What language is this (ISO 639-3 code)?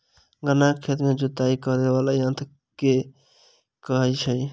mai